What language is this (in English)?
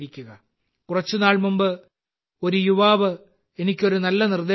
Malayalam